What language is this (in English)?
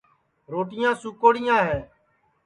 Sansi